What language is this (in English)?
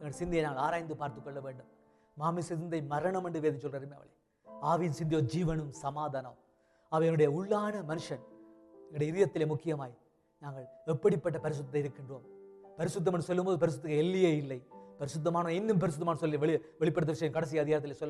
Tamil